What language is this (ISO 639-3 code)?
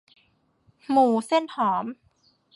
tha